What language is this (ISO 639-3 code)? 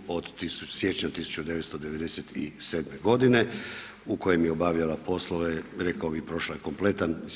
hrv